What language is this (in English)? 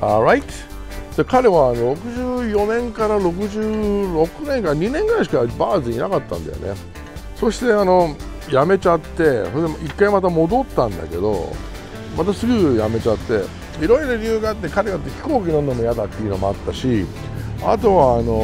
Japanese